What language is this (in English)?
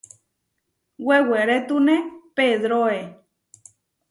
Huarijio